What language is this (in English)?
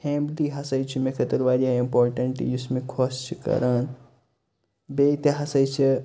Kashmiri